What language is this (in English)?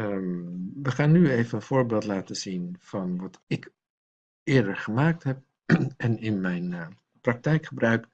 Dutch